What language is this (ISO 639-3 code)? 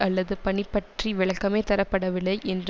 tam